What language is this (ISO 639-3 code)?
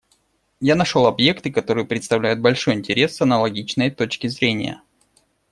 rus